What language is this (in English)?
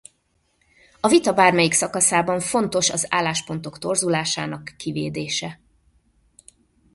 Hungarian